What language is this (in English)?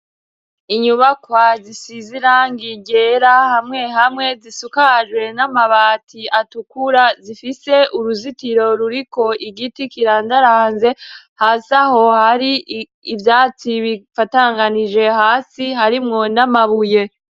Rundi